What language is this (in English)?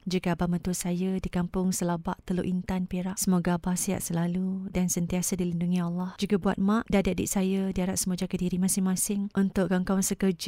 Malay